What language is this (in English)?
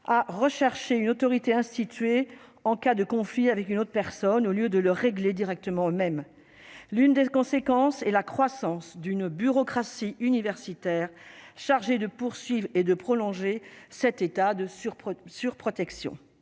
French